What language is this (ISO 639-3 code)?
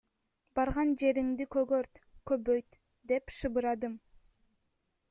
kir